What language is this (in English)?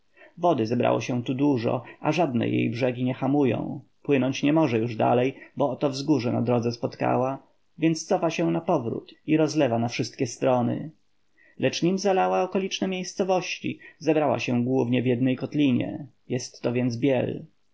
Polish